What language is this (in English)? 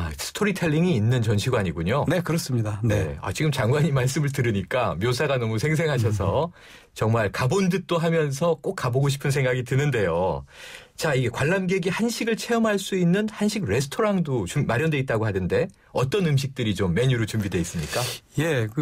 Korean